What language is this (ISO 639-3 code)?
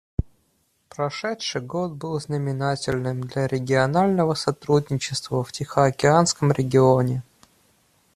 rus